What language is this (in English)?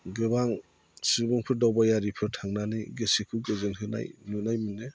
Bodo